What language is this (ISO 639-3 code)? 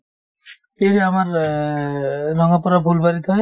asm